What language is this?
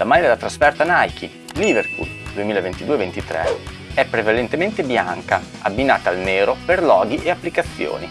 Italian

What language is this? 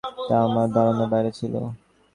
Bangla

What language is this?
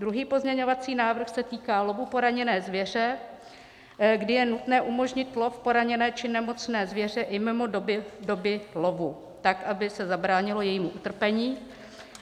Czech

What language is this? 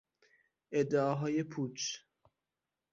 Persian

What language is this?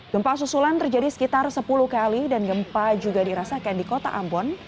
Indonesian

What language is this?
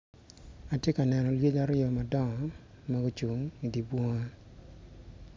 Acoli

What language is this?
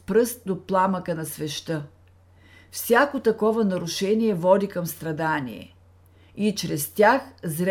Bulgarian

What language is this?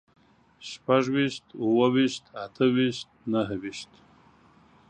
Pashto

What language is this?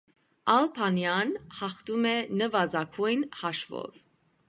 Armenian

